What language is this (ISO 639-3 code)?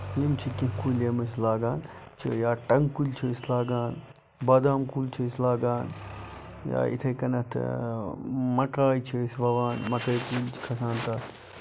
kas